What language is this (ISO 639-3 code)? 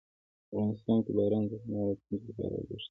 pus